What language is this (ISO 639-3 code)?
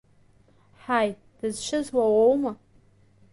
abk